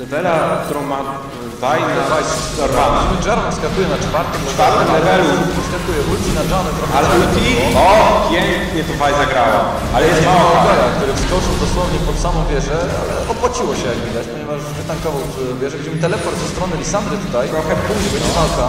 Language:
Polish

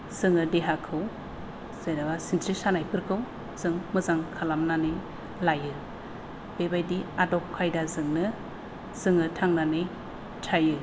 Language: Bodo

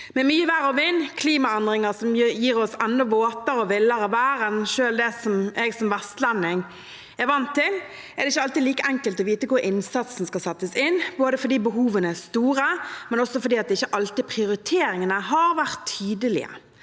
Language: Norwegian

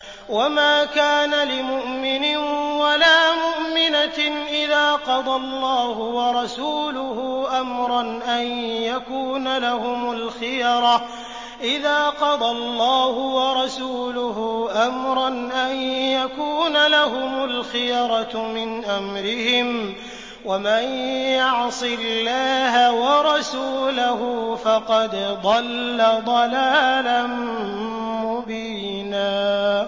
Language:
Arabic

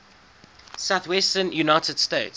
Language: English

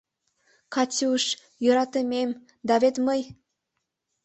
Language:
Mari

